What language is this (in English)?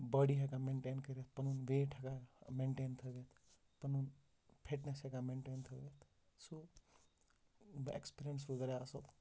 Kashmiri